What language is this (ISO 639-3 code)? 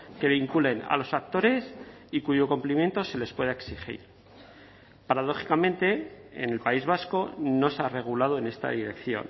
spa